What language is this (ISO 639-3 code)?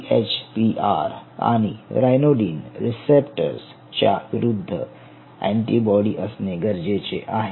mar